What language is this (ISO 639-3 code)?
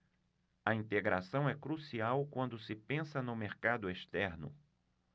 por